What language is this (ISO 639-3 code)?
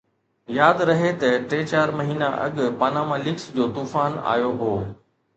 snd